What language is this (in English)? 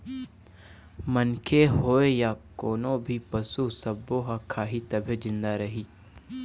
Chhattisgarhi